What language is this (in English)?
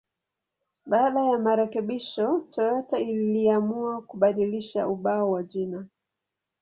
Swahili